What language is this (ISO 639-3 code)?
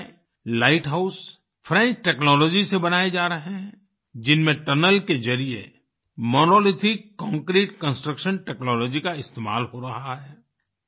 hin